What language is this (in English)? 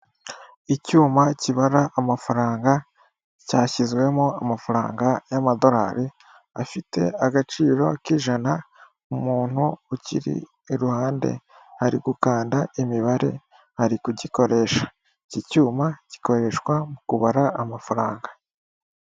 Kinyarwanda